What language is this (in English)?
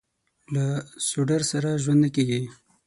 Pashto